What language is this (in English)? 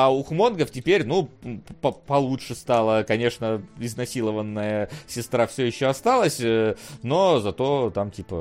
Russian